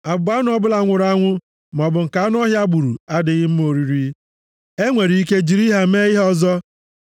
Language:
Igbo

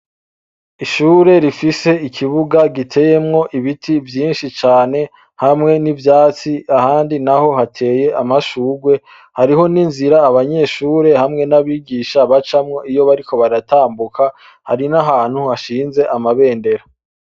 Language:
Rundi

